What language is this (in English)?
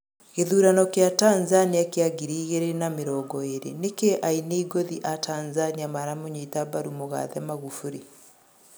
Kikuyu